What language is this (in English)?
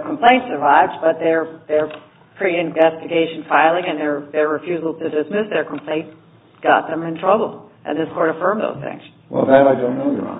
English